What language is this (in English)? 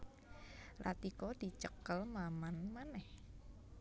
Javanese